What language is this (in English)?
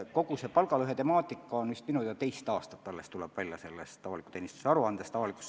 Estonian